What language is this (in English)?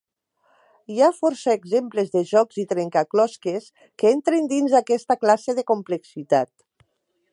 Catalan